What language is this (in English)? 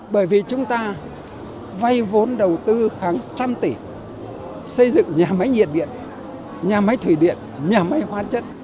Vietnamese